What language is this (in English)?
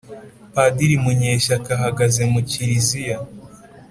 Kinyarwanda